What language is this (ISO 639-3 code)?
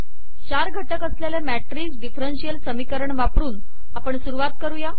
mar